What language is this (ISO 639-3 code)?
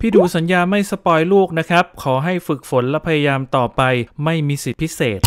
tha